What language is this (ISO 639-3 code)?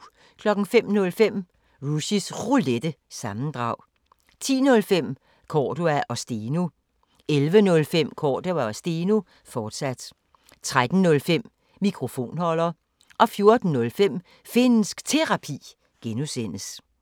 dan